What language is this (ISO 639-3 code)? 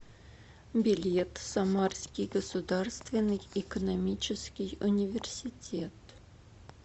rus